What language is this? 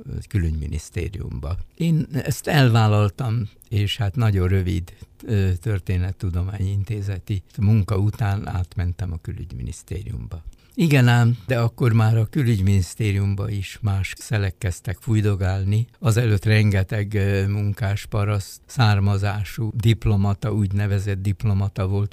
Hungarian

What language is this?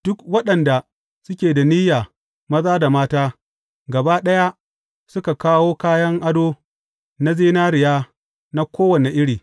Hausa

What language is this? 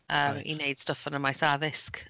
Welsh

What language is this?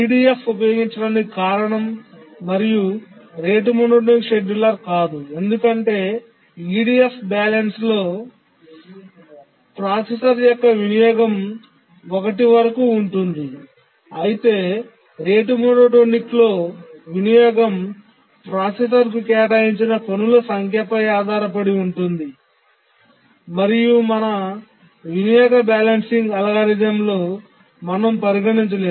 Telugu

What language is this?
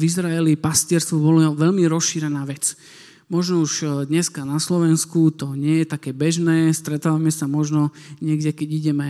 Slovak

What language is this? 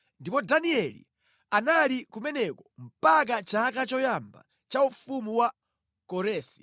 Nyanja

